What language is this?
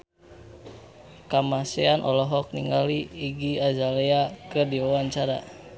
Sundanese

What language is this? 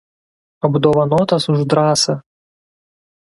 Lithuanian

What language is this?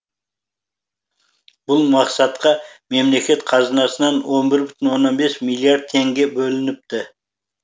Kazakh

